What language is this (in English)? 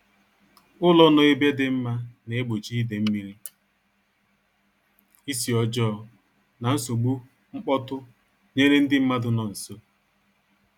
Igbo